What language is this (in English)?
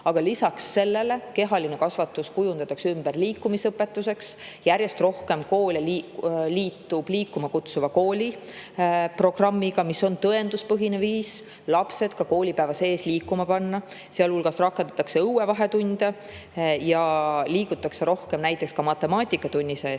Estonian